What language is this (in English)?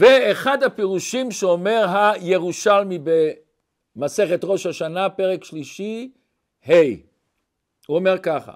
Hebrew